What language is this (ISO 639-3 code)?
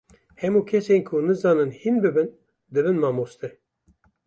kur